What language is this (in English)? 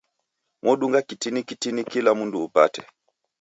Taita